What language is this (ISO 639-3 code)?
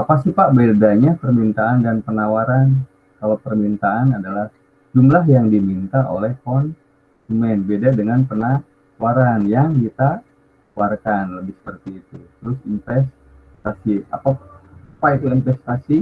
ind